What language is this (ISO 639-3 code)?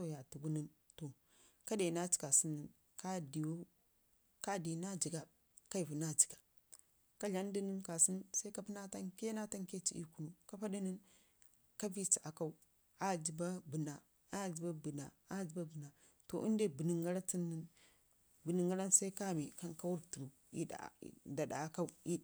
ngi